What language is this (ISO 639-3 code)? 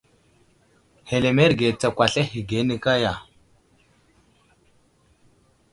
udl